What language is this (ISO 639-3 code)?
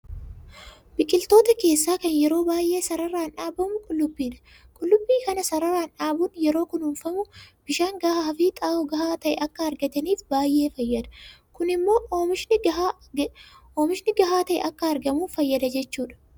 orm